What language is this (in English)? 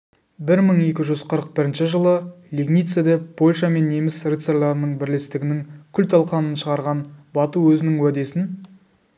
Kazakh